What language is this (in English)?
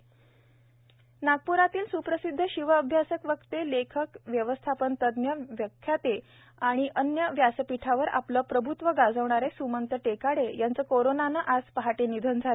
Marathi